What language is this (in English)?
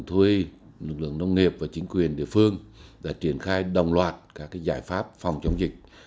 Vietnamese